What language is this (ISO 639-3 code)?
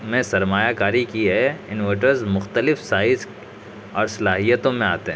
urd